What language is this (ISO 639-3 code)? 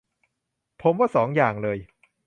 tha